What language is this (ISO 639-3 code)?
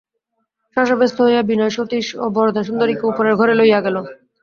ben